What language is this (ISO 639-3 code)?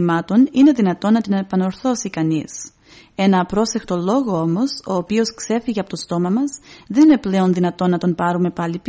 ell